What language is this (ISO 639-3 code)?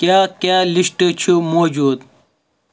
kas